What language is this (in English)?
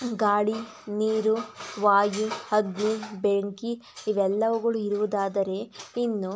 Kannada